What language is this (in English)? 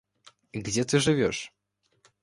Russian